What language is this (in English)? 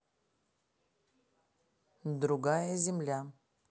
Russian